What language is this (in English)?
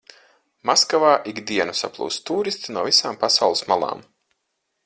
Latvian